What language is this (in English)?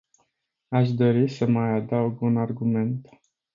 Romanian